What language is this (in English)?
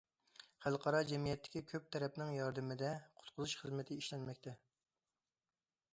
Uyghur